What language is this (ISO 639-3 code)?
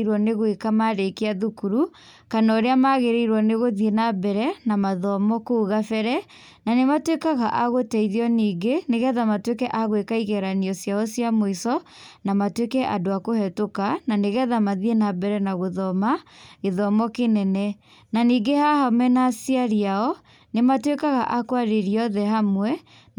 kik